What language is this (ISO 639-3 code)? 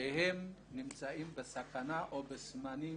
heb